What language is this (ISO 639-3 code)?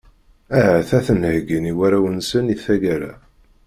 kab